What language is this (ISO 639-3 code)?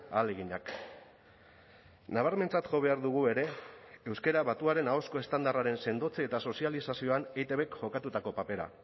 eus